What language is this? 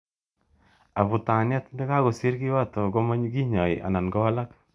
Kalenjin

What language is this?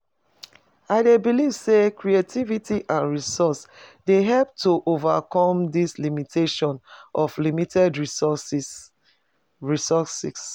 Nigerian Pidgin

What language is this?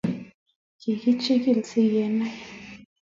Kalenjin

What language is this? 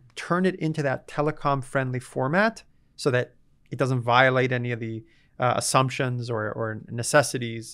English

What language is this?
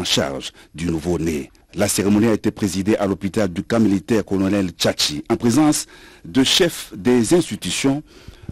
French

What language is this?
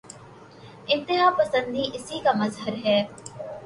Urdu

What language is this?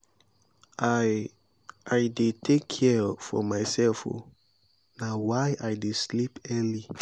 Nigerian Pidgin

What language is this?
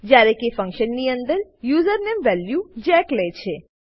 Gujarati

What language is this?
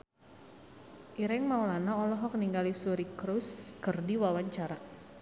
Sundanese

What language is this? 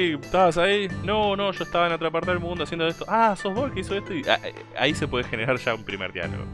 Spanish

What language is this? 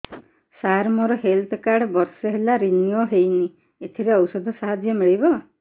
Odia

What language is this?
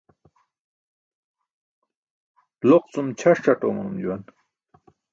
Burushaski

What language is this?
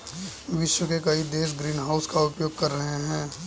Hindi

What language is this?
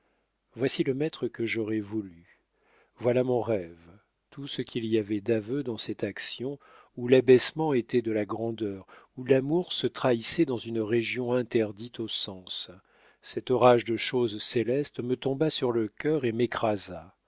French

